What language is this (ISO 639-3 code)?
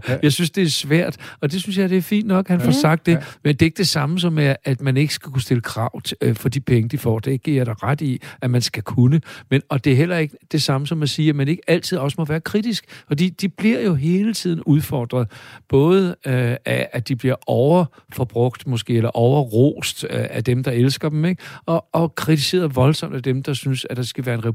dan